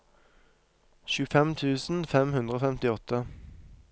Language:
Norwegian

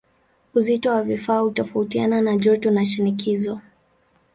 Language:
Swahili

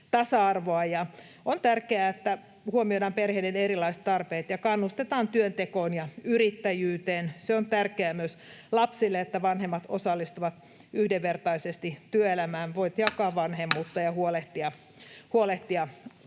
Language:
Finnish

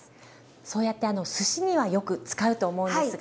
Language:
Japanese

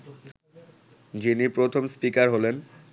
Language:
Bangla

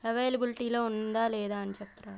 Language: Telugu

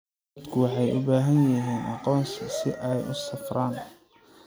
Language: Somali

